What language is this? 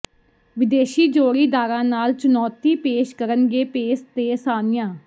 Punjabi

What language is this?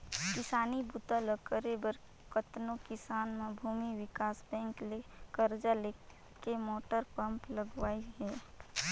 Chhattisgarhi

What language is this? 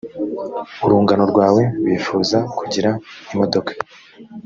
Kinyarwanda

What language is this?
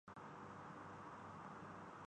Urdu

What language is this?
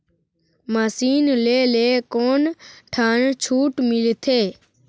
Chhattisgarhi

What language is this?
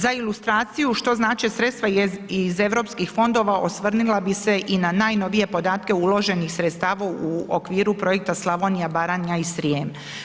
Croatian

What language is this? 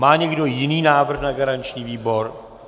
Czech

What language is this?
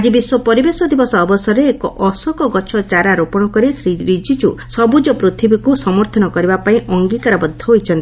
Odia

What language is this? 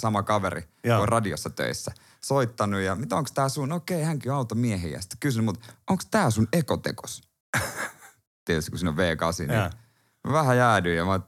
Finnish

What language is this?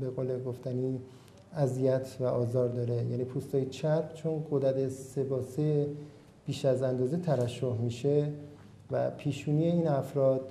Persian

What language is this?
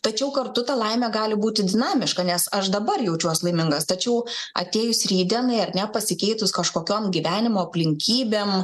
Lithuanian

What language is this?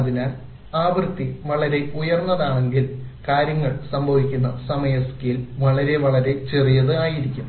Malayalam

